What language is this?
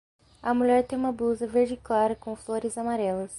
Portuguese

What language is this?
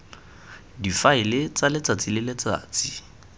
Tswana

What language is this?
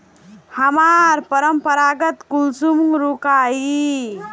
Magahi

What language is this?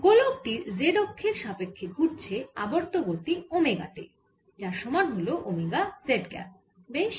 Bangla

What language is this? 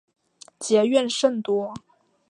Chinese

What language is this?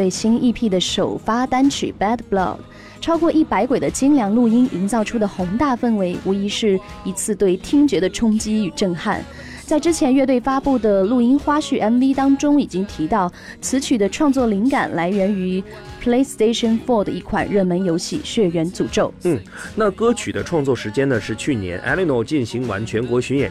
Chinese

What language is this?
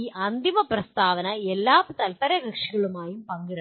Malayalam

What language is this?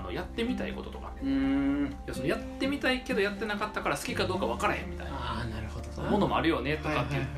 Japanese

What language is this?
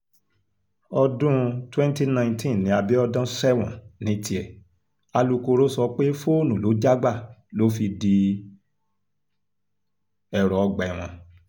Yoruba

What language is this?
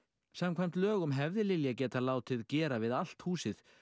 Icelandic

